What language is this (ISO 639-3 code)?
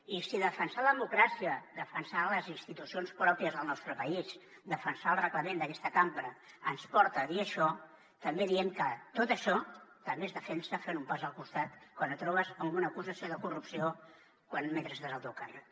cat